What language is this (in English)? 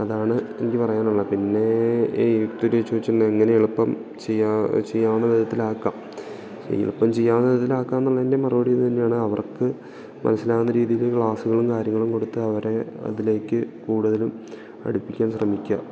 Malayalam